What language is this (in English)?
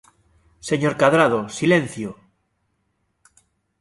Galician